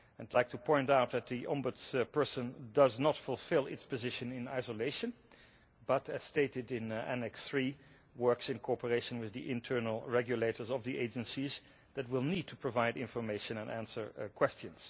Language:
English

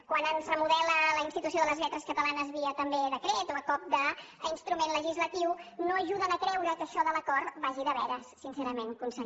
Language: Catalan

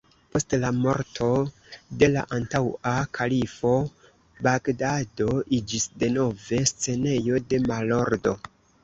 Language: Esperanto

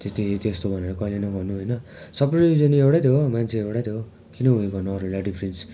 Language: Nepali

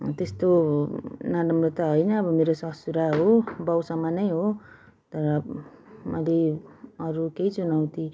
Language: Nepali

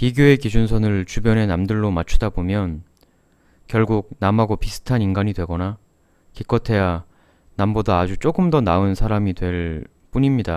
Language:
Korean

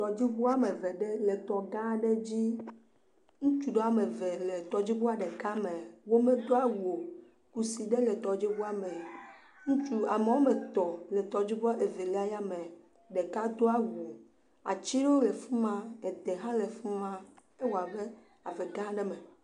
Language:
Ewe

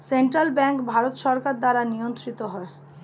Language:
Bangla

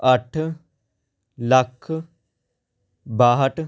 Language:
Punjabi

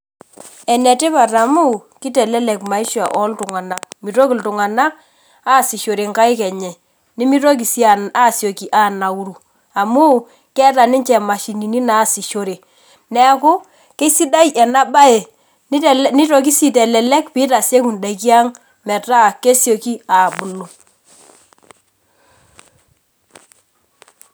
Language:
Masai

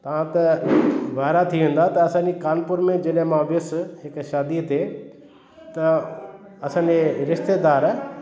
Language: Sindhi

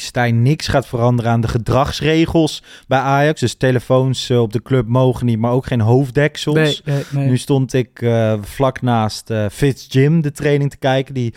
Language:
Dutch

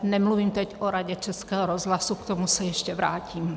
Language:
Czech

